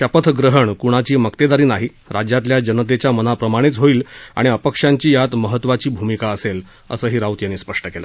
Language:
Marathi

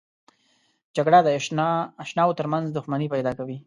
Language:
Pashto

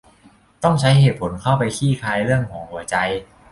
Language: Thai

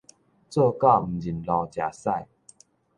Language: Min Nan Chinese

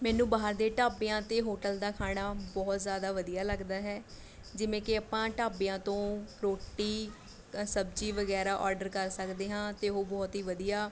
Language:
Punjabi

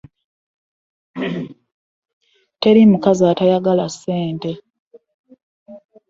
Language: Ganda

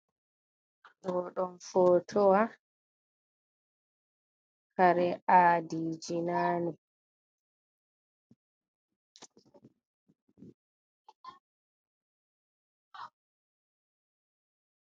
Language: Fula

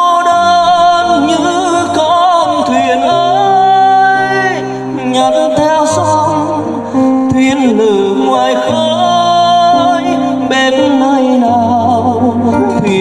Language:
Vietnamese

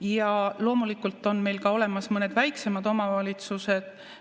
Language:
Estonian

